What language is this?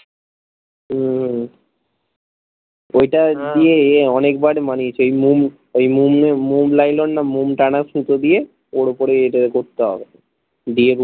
Bangla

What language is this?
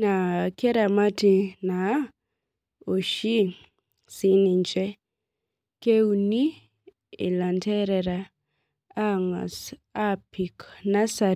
Masai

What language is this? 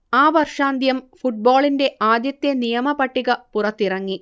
Malayalam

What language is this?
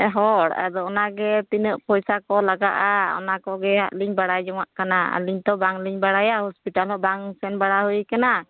Santali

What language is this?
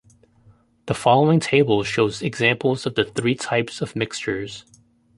English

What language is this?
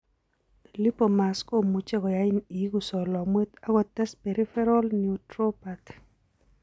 Kalenjin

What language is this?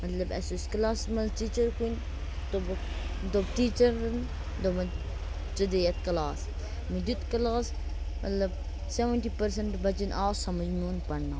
Kashmiri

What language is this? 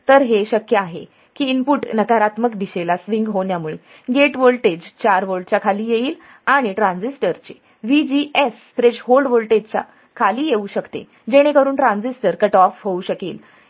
Marathi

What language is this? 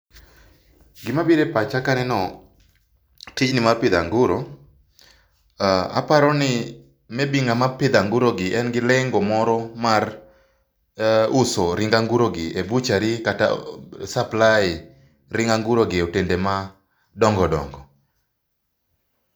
Luo (Kenya and Tanzania)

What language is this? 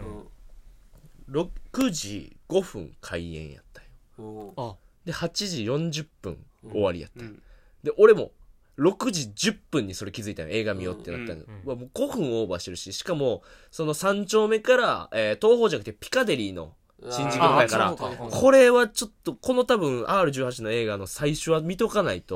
Japanese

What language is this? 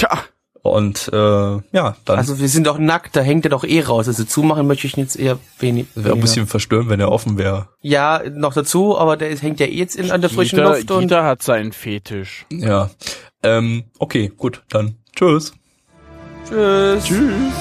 German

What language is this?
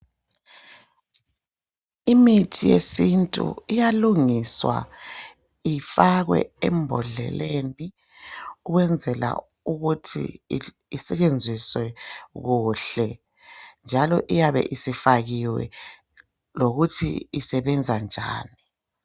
North Ndebele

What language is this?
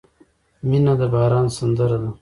Pashto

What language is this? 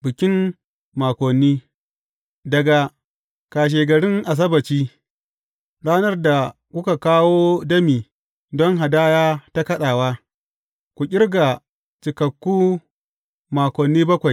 Hausa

